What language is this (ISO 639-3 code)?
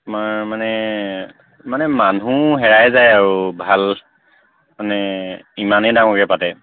asm